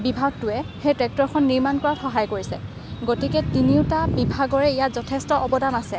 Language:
Assamese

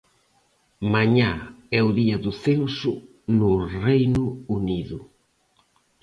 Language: Galician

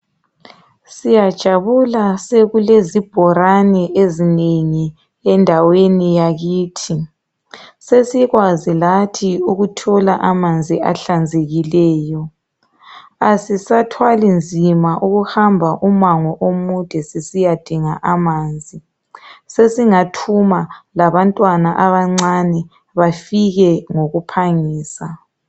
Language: North Ndebele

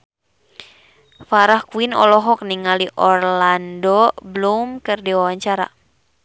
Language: Sundanese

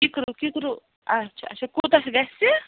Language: Kashmiri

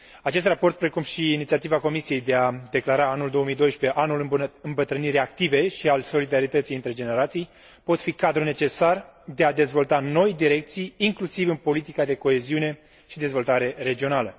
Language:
Romanian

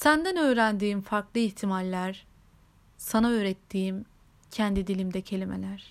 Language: Turkish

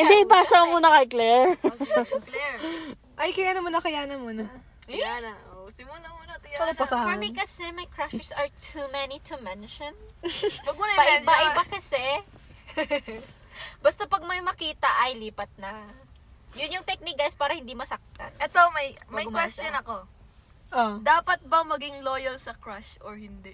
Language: Filipino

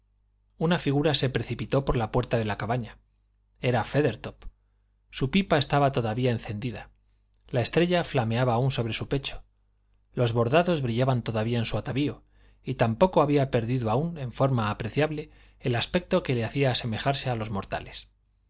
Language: Spanish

